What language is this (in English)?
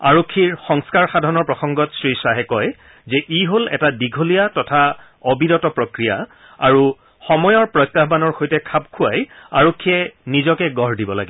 Assamese